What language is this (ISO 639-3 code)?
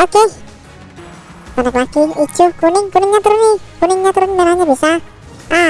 ind